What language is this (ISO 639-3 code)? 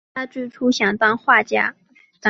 zho